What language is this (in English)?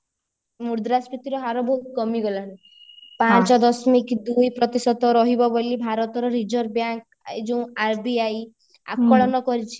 Odia